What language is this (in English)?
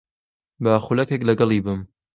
Central Kurdish